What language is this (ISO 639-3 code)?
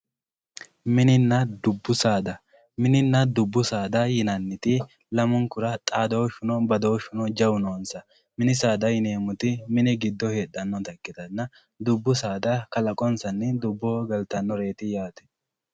sid